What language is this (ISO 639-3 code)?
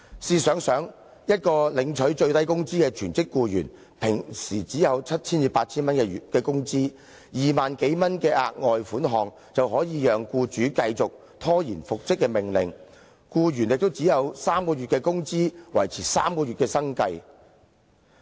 yue